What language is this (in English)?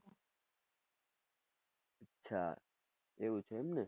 Gujarati